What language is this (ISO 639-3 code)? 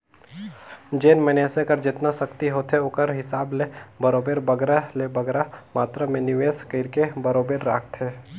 hne